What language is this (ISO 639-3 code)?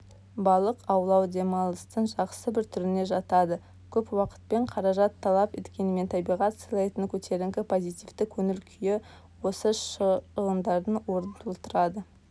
kaz